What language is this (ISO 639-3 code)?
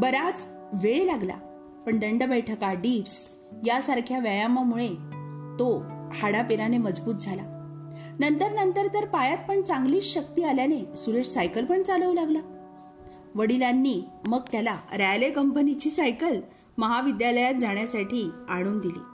mar